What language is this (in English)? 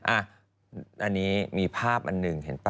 Thai